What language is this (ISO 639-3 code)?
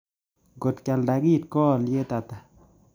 kln